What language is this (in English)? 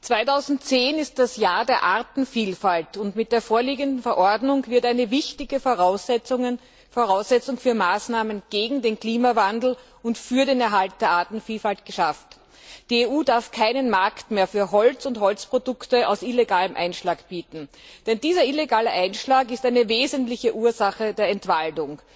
German